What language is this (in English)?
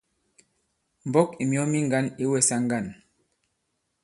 Bankon